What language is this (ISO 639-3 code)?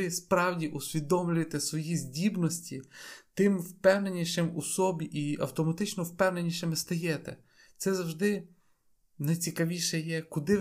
ukr